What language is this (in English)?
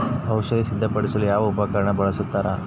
Kannada